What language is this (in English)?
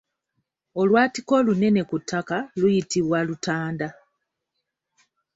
Ganda